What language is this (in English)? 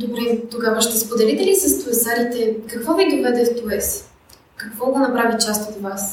Bulgarian